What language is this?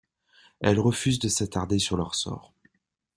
French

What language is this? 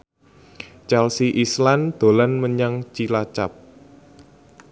Javanese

